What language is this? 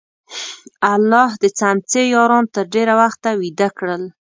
Pashto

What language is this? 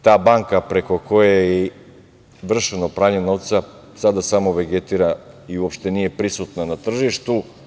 Serbian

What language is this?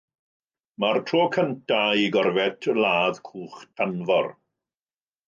Welsh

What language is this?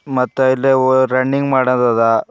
Kannada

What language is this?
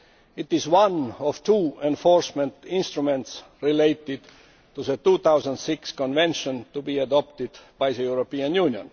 English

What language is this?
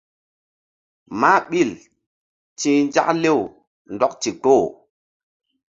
Mbum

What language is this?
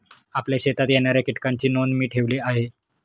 Marathi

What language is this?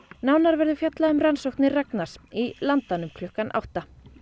Icelandic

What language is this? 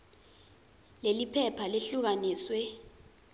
Swati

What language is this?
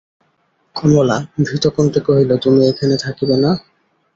Bangla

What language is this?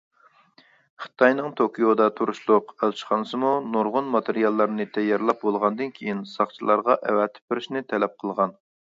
Uyghur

